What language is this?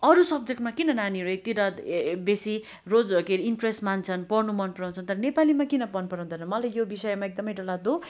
Nepali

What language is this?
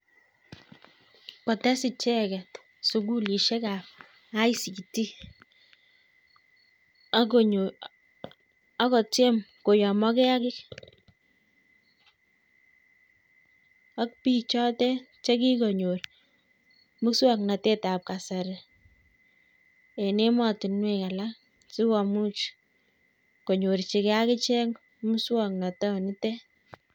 Kalenjin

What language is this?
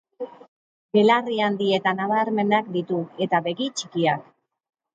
Basque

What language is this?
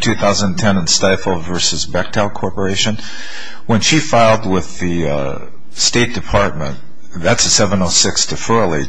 English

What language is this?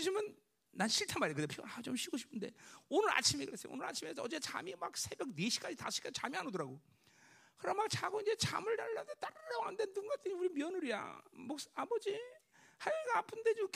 Korean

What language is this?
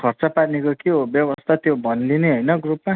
Nepali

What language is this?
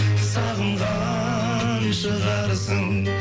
Kazakh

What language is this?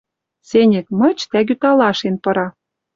Western Mari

